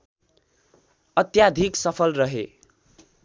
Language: Nepali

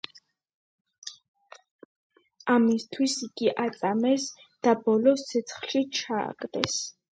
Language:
Georgian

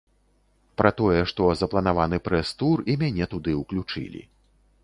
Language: Belarusian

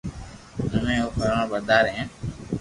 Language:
Loarki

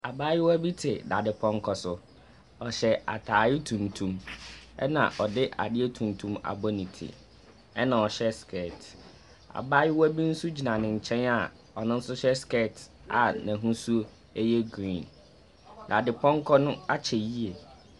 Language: Akan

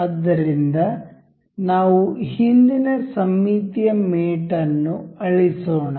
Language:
Kannada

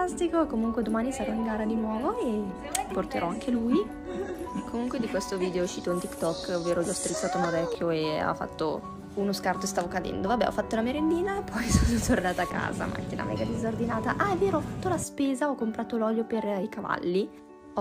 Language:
Italian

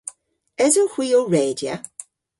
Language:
Cornish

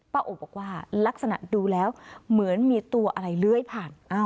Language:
Thai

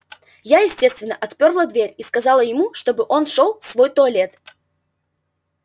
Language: Russian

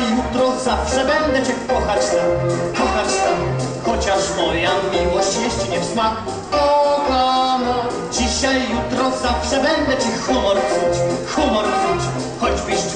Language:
Romanian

